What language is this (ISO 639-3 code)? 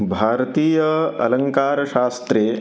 san